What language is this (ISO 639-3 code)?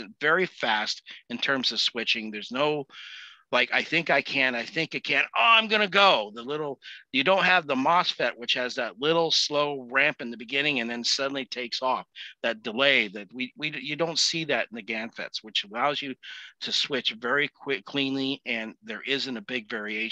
eng